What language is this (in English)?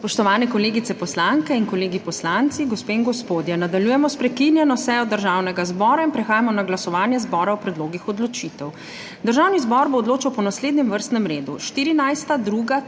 Slovenian